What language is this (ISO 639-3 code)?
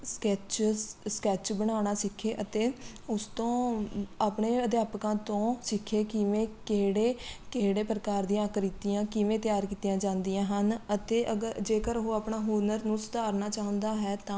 pan